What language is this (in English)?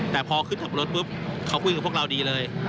Thai